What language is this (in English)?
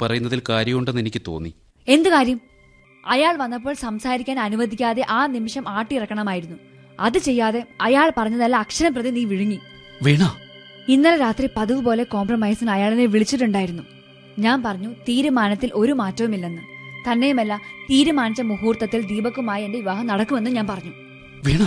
Malayalam